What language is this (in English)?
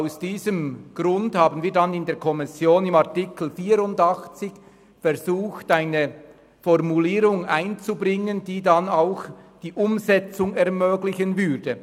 Swiss German